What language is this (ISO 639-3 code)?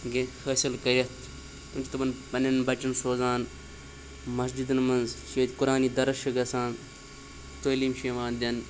kas